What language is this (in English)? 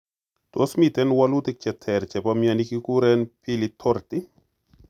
Kalenjin